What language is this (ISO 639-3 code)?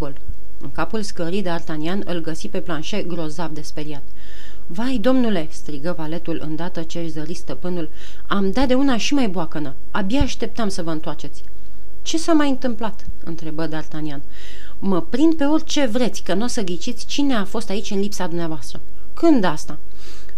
ron